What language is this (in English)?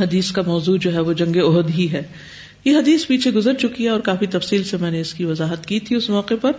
Urdu